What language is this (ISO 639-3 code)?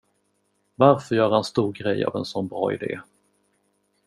swe